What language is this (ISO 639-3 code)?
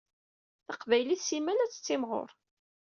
kab